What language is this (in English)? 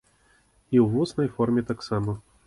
Belarusian